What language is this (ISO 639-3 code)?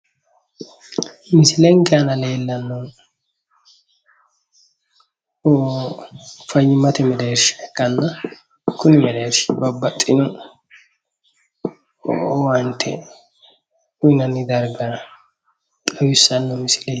sid